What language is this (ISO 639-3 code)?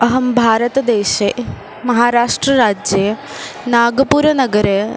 san